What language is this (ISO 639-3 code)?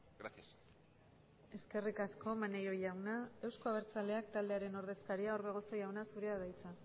eus